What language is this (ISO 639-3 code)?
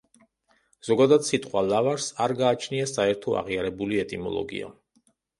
kat